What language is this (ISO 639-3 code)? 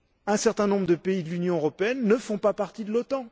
fra